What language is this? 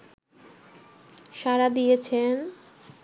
Bangla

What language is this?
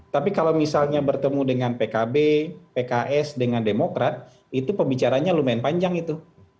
Indonesian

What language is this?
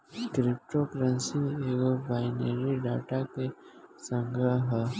Bhojpuri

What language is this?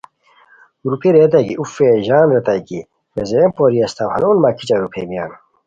Khowar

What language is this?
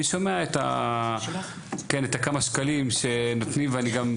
Hebrew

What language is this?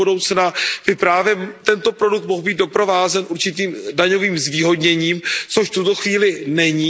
Czech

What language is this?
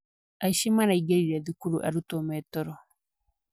Kikuyu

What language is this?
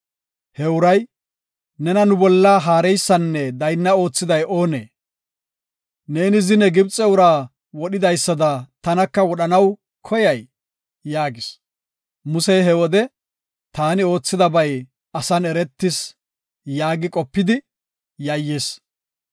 Gofa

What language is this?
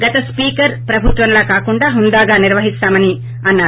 Telugu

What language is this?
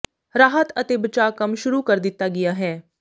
Punjabi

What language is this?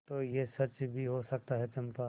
Hindi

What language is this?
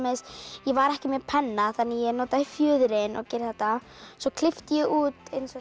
Icelandic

